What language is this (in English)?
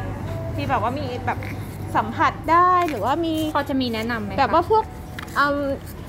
Thai